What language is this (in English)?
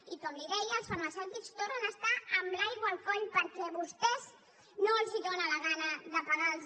Catalan